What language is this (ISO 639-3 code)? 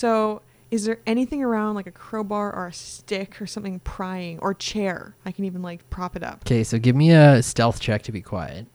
eng